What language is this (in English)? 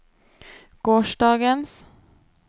Norwegian